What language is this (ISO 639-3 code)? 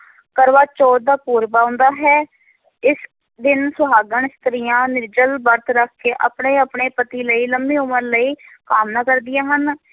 pan